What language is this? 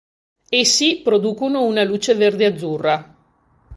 Italian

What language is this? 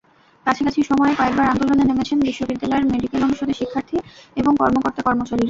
Bangla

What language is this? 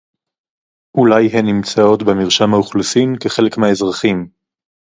Hebrew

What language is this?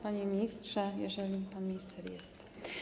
Polish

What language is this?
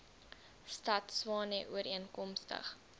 Afrikaans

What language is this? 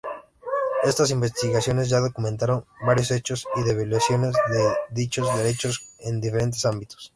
Spanish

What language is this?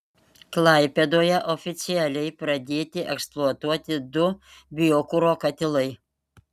Lithuanian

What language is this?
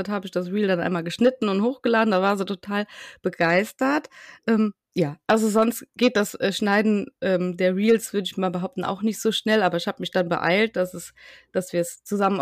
German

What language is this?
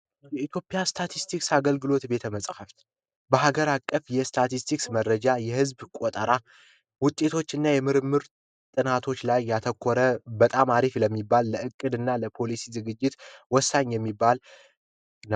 Amharic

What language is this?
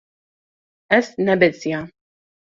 Kurdish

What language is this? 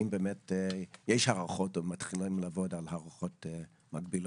Hebrew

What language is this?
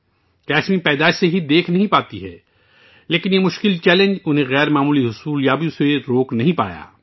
Urdu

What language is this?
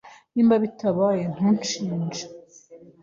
Kinyarwanda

